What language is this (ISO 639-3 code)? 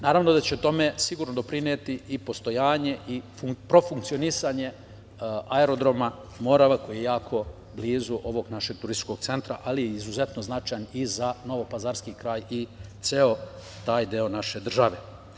srp